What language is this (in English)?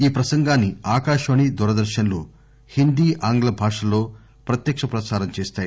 Telugu